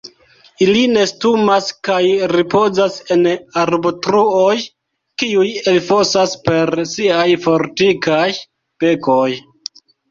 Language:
Esperanto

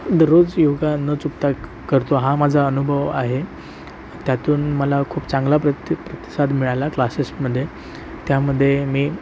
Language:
Marathi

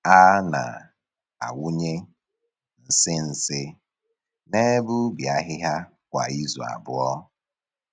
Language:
Igbo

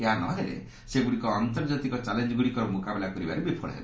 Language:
Odia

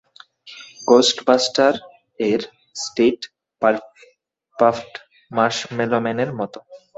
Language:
Bangla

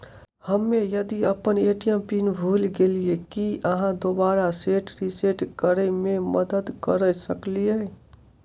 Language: Maithili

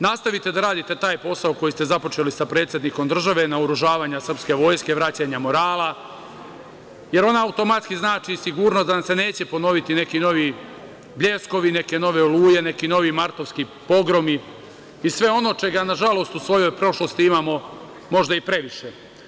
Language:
Serbian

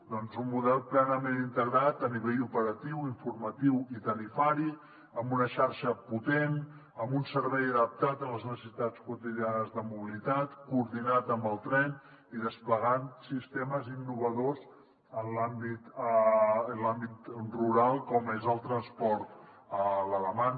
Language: Catalan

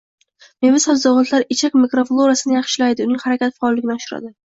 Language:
Uzbek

